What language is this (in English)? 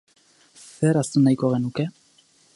Basque